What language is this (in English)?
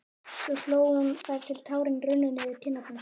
Icelandic